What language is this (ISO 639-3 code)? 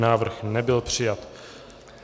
ces